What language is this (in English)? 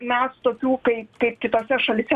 Lithuanian